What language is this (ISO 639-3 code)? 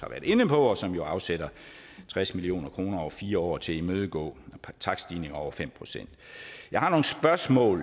dan